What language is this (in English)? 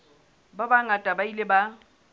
Southern Sotho